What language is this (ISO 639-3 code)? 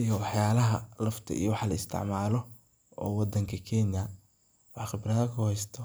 som